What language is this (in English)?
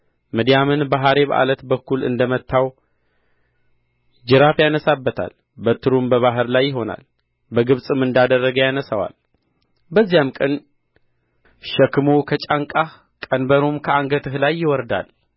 Amharic